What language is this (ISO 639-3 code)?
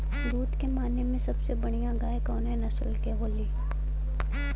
bho